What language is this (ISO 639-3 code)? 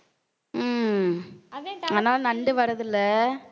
tam